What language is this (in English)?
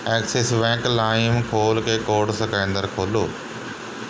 Punjabi